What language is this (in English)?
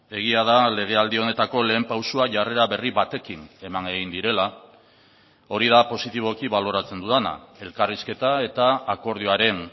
Basque